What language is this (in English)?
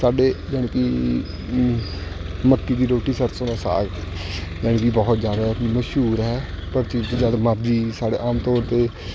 Punjabi